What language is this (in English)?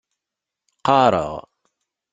Kabyle